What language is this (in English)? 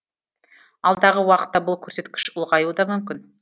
Kazakh